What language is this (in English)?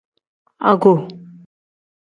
Tem